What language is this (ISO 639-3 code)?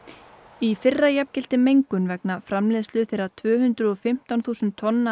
isl